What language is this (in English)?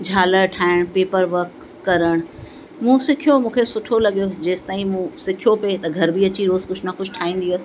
Sindhi